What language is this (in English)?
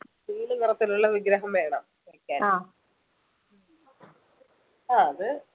Malayalam